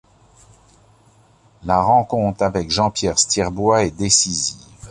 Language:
French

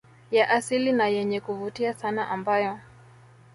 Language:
Swahili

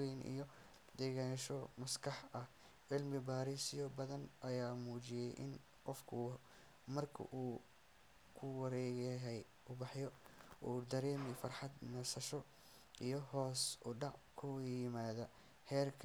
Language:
Somali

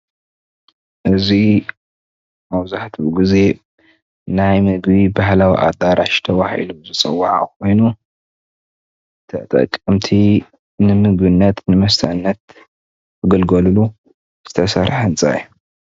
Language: Tigrinya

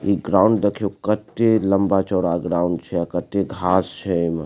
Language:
Maithili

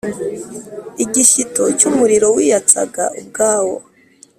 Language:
Kinyarwanda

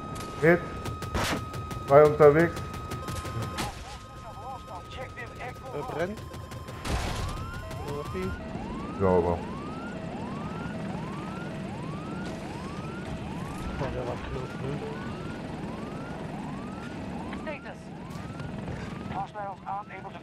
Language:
German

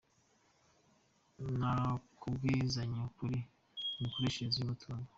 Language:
Kinyarwanda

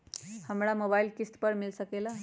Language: Magahi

